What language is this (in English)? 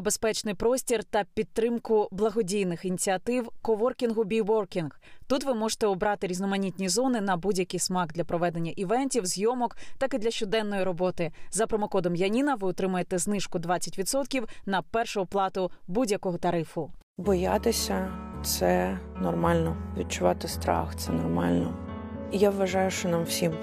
Ukrainian